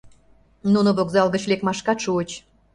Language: Mari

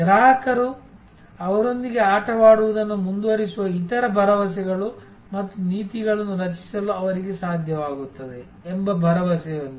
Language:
Kannada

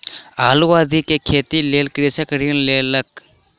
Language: Maithili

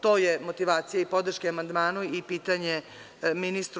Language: Serbian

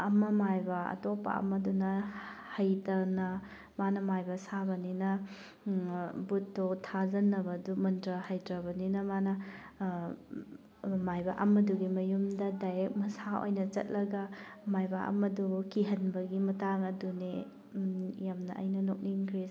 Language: Manipuri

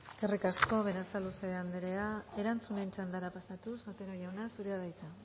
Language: Basque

